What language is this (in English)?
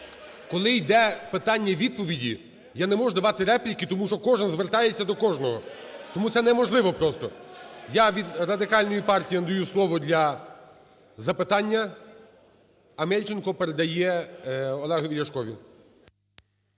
Ukrainian